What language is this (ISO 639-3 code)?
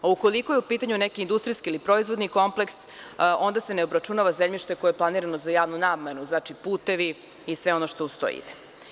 srp